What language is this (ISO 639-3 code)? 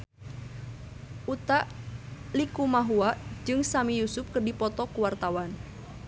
sun